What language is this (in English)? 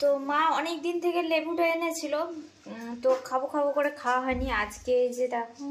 Bangla